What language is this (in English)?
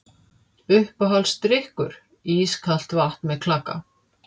Icelandic